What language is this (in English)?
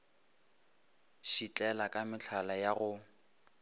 Northern Sotho